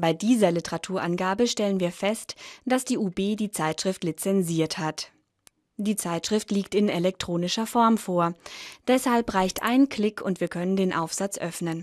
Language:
German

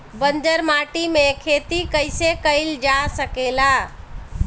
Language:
Bhojpuri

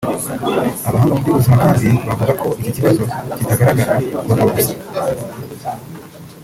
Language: Kinyarwanda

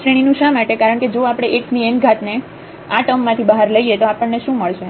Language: Gujarati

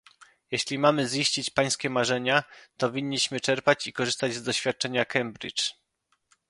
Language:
Polish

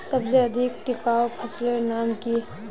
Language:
Magahi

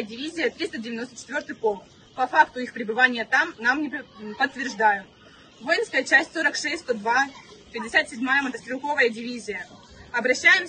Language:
Russian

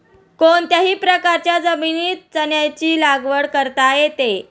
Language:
Marathi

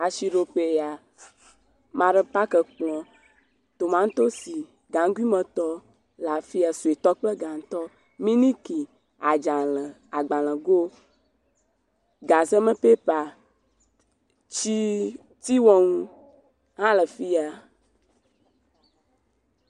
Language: Ewe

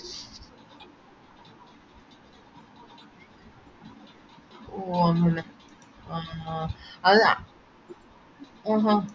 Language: Malayalam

